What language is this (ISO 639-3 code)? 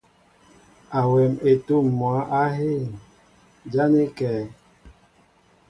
mbo